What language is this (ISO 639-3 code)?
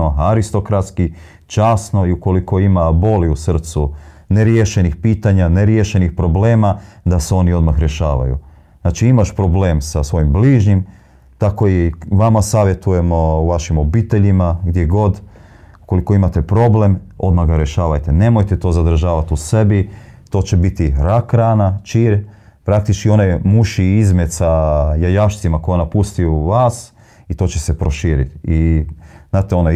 hrv